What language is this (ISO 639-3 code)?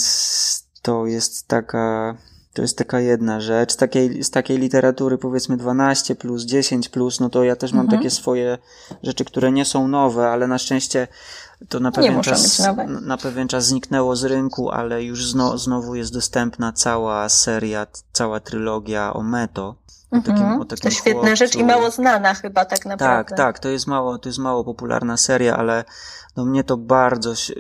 pol